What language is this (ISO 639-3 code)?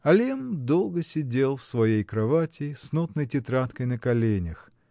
rus